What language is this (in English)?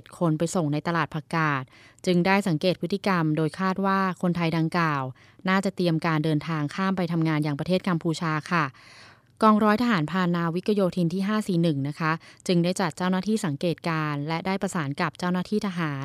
Thai